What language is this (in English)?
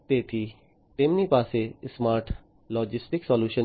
Gujarati